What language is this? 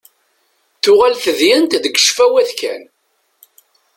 Kabyle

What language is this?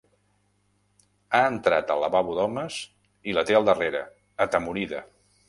Catalan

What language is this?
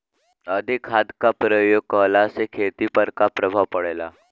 Bhojpuri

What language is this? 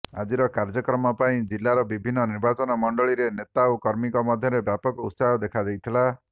Odia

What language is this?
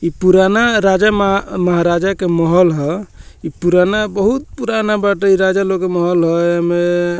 Bhojpuri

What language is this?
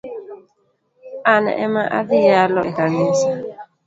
Luo (Kenya and Tanzania)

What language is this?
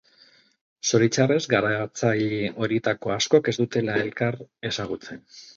Basque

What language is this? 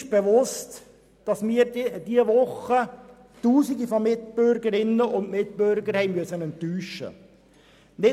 Swiss German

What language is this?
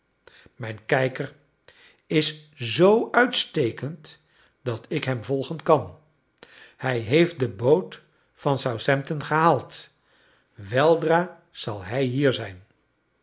Dutch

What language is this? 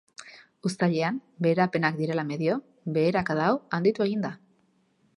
Basque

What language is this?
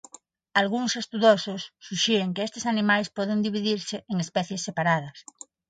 Galician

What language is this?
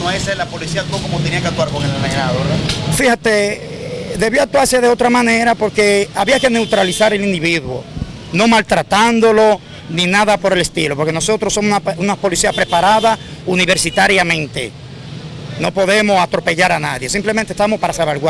Spanish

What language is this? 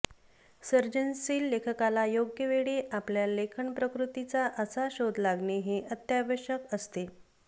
Marathi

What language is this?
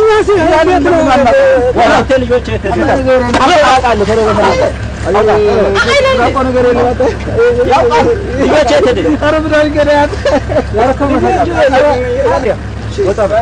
Korean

